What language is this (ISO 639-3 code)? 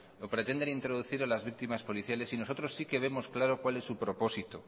spa